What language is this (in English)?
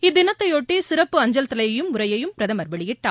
Tamil